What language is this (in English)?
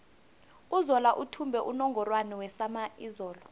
South Ndebele